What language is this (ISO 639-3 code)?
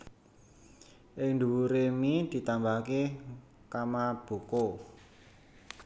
jav